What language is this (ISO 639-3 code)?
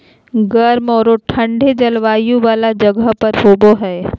mag